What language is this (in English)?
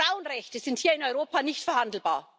German